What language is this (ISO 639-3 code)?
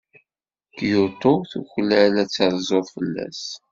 kab